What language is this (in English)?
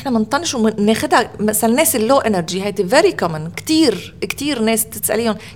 Arabic